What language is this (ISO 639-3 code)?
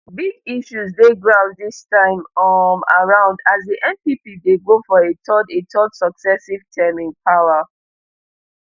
pcm